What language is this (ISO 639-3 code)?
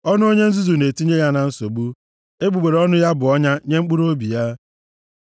ibo